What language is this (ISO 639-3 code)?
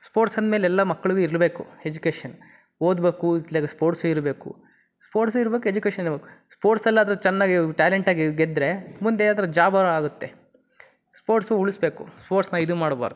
kan